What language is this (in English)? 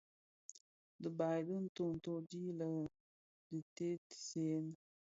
Bafia